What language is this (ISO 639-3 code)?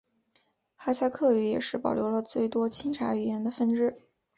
zho